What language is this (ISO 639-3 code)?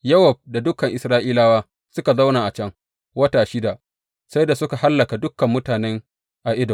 hau